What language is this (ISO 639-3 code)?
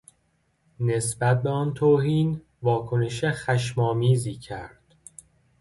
fas